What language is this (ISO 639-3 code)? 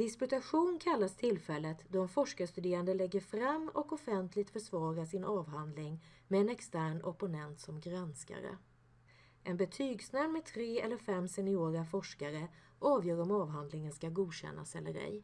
swe